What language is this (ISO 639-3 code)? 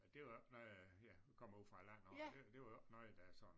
dan